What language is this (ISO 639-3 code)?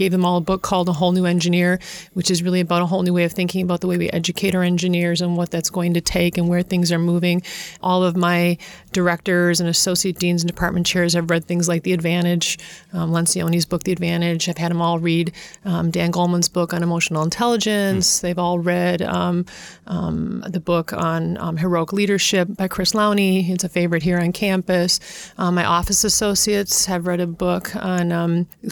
eng